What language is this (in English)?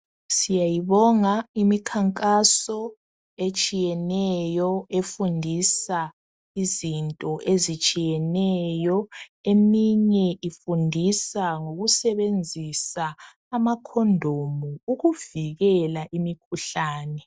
North Ndebele